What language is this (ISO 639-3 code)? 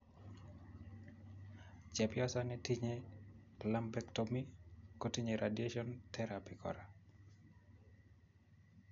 kln